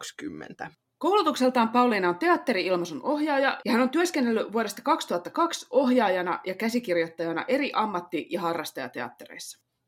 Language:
Finnish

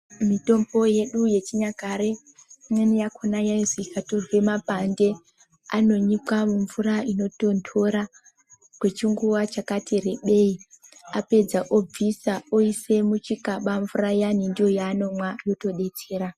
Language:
Ndau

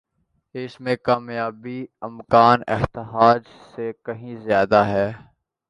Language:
Urdu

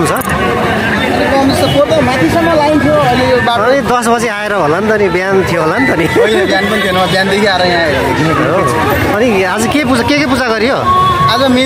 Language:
Indonesian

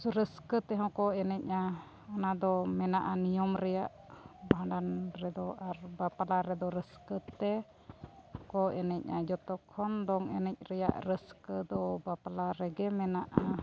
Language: Santali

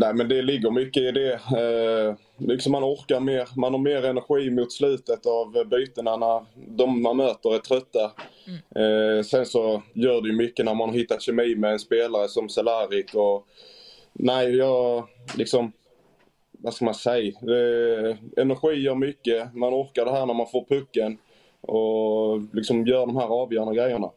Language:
Swedish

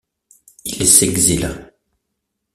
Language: French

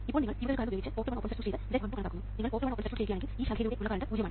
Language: Malayalam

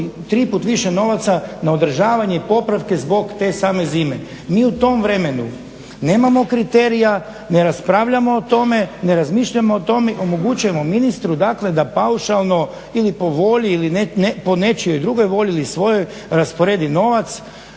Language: Croatian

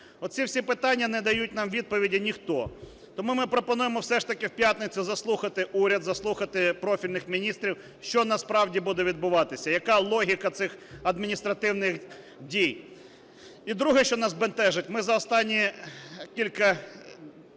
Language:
Ukrainian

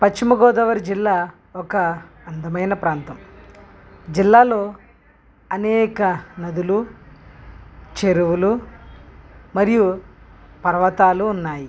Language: Telugu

